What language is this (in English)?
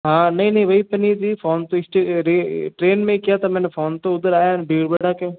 Hindi